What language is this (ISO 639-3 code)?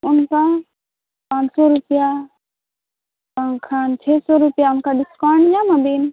sat